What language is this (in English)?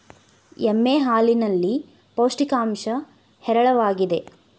Kannada